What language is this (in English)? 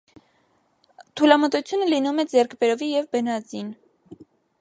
Armenian